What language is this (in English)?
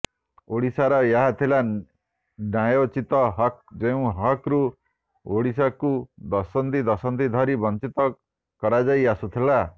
Odia